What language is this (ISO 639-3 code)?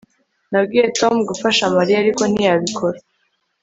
kin